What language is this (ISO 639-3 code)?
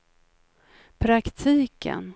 swe